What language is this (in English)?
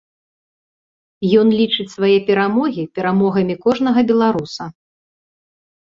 Belarusian